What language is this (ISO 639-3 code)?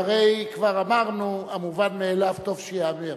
heb